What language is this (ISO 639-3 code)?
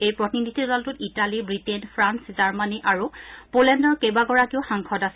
asm